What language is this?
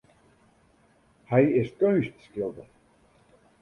Western Frisian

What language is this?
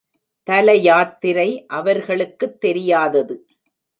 Tamil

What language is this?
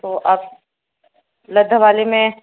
Urdu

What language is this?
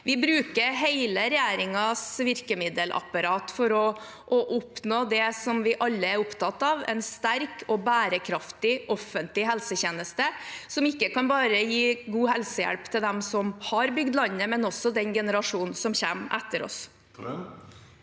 Norwegian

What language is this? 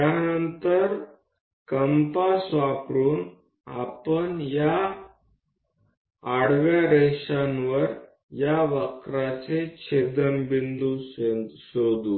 Gujarati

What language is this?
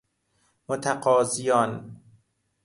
Persian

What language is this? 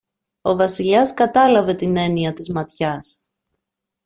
Greek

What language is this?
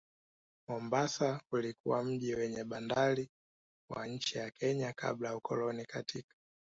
Swahili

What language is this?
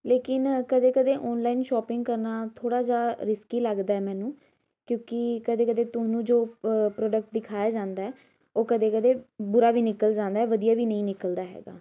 Punjabi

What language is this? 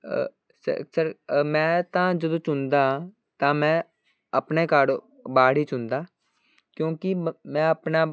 Punjabi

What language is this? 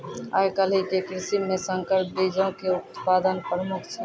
Maithili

